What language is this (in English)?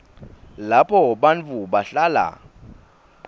Swati